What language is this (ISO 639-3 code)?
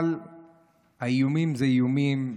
heb